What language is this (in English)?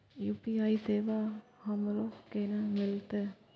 Maithili